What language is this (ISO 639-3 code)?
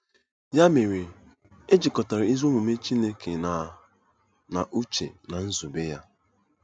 ibo